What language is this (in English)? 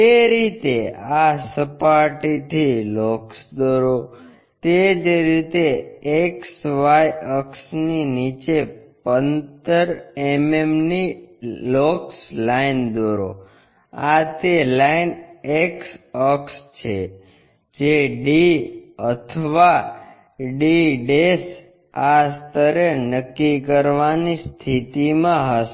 Gujarati